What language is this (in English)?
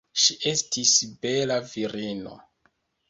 Esperanto